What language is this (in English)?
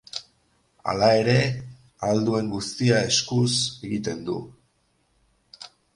Basque